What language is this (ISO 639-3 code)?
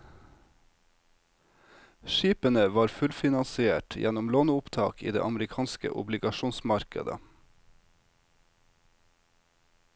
nor